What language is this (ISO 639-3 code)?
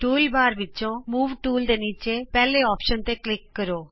pan